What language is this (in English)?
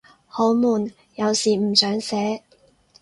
Cantonese